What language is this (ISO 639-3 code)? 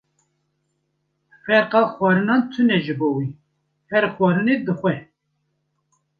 kur